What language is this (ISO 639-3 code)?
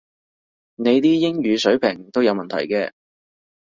yue